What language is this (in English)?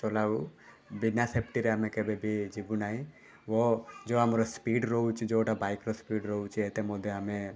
Odia